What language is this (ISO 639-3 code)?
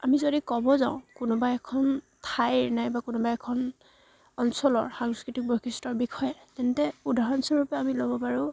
asm